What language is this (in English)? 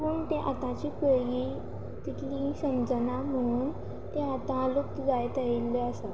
Konkani